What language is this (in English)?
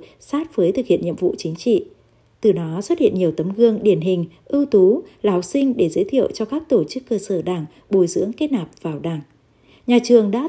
Vietnamese